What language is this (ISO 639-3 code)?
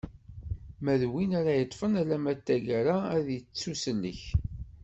kab